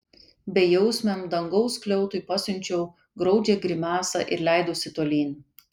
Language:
Lithuanian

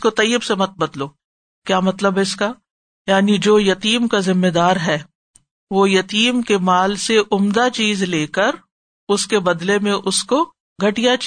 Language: Urdu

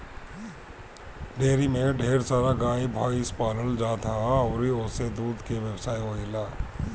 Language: Bhojpuri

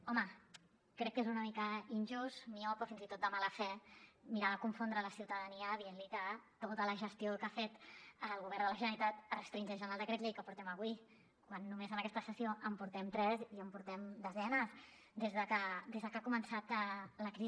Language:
Catalan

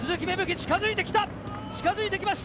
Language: Japanese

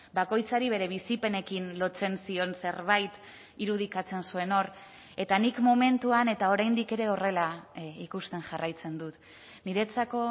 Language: Basque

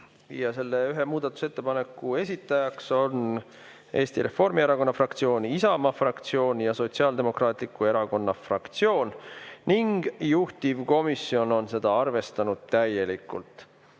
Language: Estonian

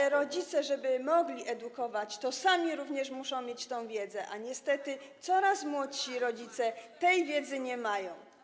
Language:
Polish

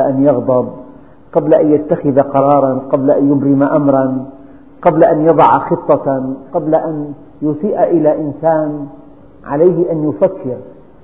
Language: Arabic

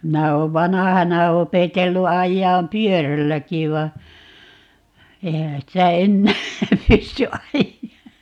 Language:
Finnish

